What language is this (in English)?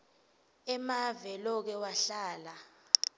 Swati